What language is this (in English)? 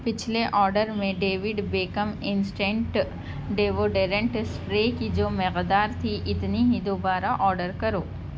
Urdu